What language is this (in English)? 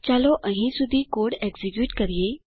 Gujarati